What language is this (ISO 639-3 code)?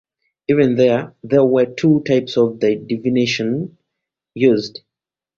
eng